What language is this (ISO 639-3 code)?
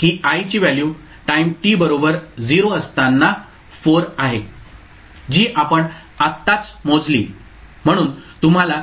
mar